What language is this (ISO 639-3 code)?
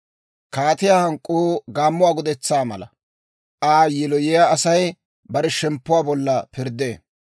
dwr